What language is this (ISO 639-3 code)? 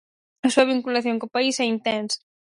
glg